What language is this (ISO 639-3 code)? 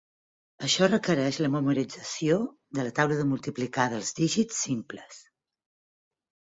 cat